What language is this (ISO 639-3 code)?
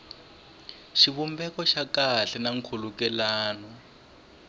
tso